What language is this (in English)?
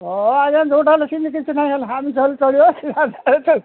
Odia